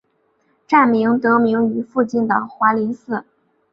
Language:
Chinese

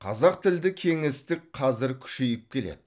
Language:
Kazakh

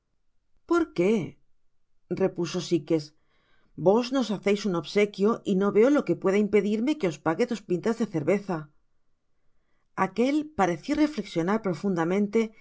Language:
Spanish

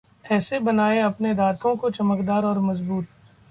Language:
Hindi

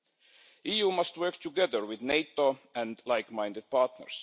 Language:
English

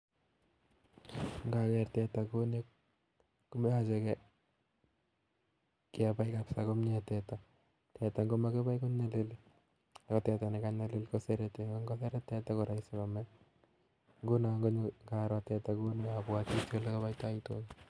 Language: Kalenjin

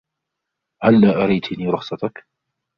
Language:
Arabic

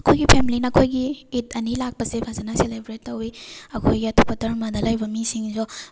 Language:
Manipuri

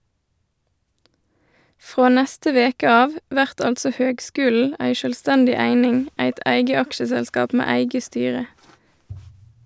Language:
Norwegian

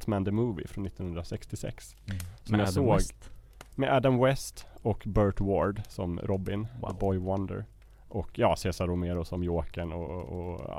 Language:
Swedish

